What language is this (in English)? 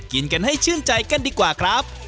Thai